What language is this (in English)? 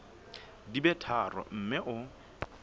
Southern Sotho